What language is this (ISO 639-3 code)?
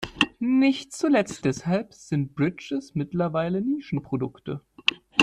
deu